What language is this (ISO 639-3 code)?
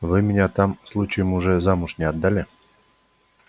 rus